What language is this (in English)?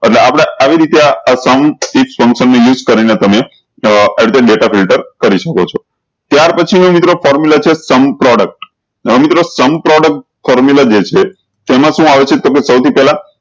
Gujarati